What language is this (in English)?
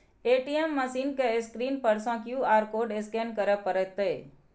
Maithili